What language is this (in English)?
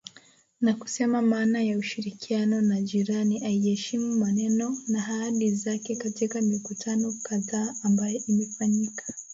Swahili